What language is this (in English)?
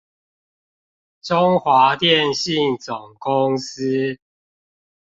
Chinese